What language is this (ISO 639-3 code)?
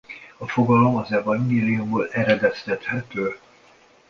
hun